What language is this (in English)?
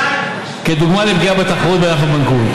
Hebrew